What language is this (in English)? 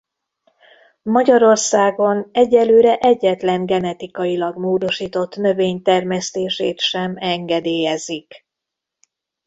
Hungarian